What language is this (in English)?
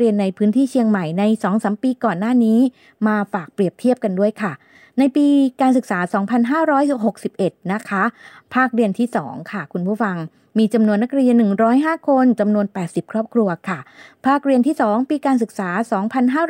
Thai